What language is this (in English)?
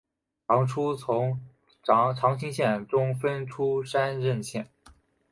Chinese